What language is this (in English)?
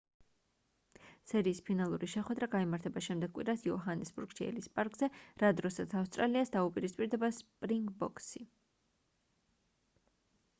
Georgian